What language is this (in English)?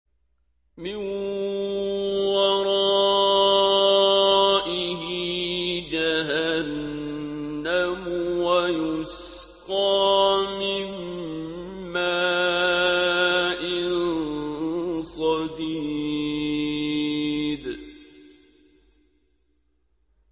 Arabic